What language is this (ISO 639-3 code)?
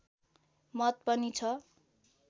nep